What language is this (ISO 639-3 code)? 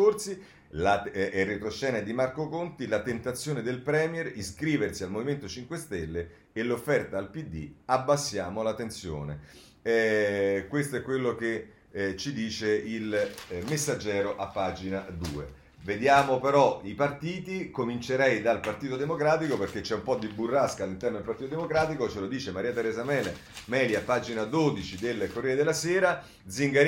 ita